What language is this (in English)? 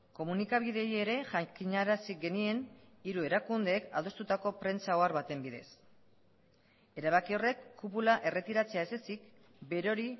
Basque